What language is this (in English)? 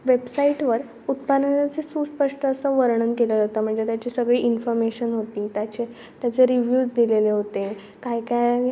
Marathi